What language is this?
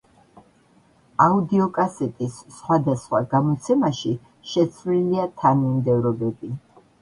Georgian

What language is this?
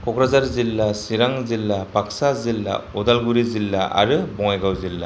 Bodo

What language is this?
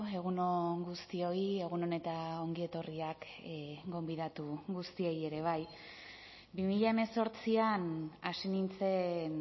Basque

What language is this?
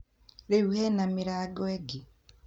Kikuyu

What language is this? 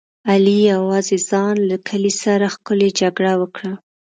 Pashto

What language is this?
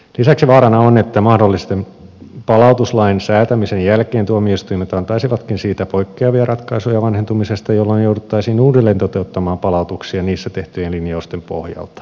Finnish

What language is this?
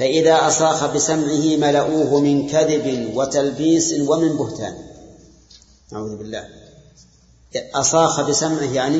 Arabic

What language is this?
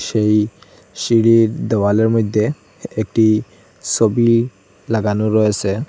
Bangla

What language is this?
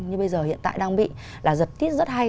Vietnamese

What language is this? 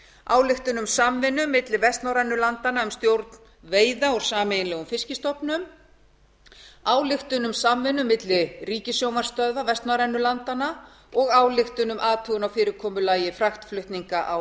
Icelandic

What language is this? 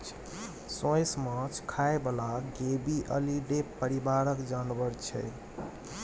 Maithili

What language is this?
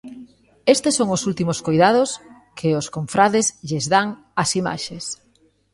Galician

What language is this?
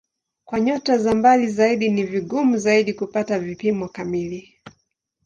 Swahili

